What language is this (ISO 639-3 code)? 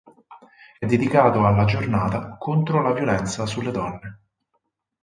ita